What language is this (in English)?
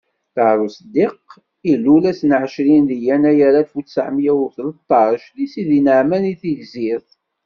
Kabyle